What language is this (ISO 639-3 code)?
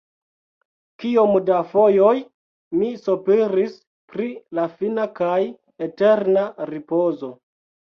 epo